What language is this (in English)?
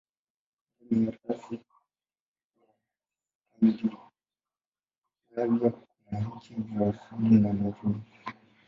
Swahili